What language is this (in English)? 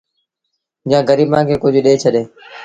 Sindhi Bhil